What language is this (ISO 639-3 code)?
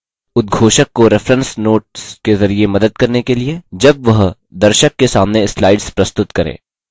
hin